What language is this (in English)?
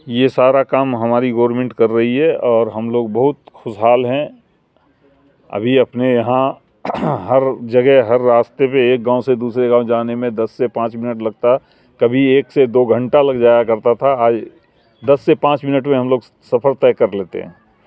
Urdu